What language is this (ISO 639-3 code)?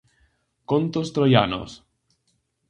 glg